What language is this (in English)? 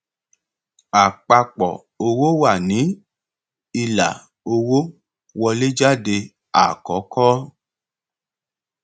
Yoruba